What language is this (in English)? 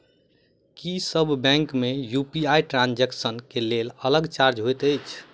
Maithili